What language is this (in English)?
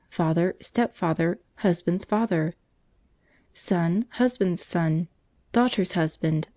English